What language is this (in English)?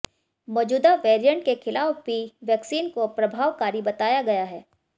Hindi